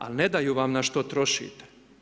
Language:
Croatian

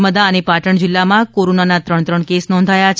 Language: Gujarati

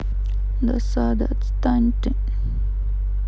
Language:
Russian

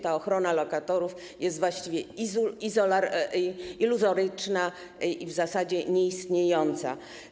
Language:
Polish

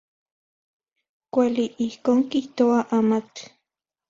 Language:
Central Puebla Nahuatl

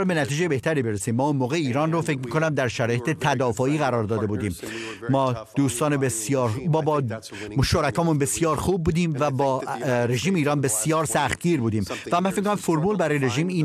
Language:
Persian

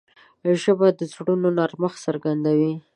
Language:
Pashto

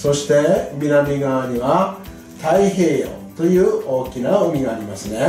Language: Japanese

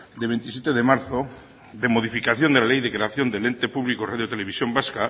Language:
Spanish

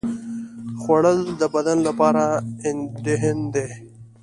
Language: Pashto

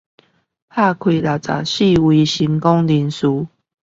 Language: Chinese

